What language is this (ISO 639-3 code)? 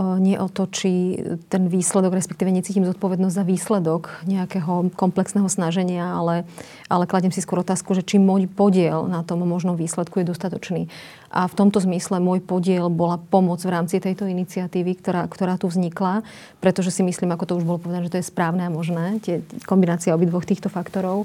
slk